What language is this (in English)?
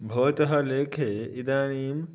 Sanskrit